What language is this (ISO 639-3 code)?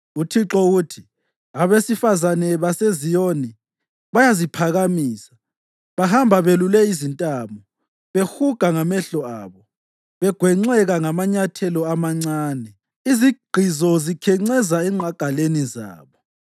nde